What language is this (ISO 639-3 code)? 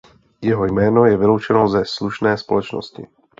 ces